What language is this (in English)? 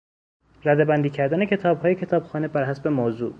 Persian